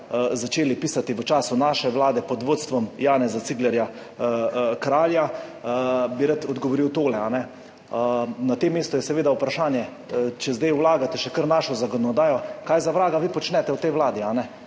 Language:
Slovenian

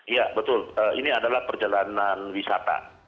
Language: Indonesian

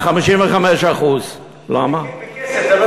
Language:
Hebrew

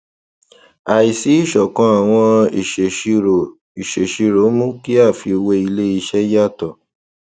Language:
Yoruba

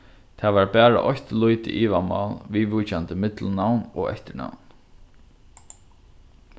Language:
Faroese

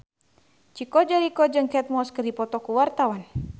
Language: Sundanese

